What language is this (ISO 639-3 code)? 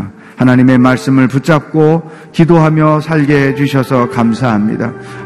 kor